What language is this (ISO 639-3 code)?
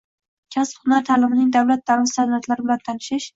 uzb